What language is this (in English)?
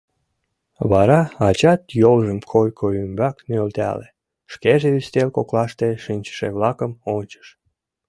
Mari